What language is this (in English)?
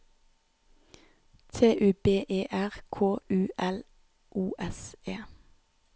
Norwegian